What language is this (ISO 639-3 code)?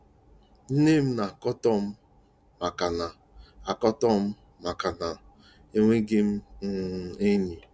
ibo